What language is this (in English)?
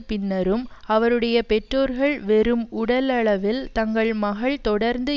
Tamil